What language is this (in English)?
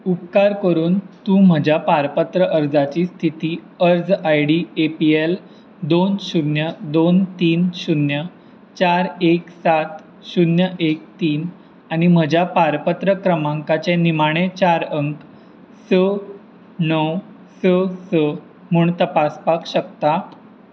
Konkani